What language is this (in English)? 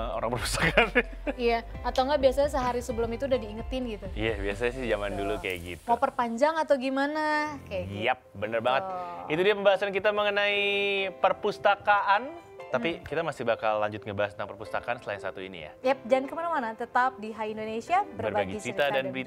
Indonesian